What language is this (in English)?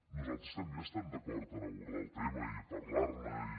Catalan